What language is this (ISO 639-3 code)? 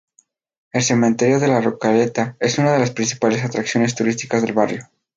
spa